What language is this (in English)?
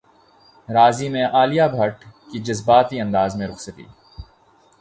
Urdu